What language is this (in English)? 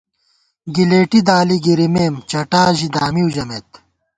Gawar-Bati